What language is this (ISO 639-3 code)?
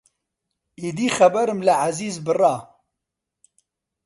ckb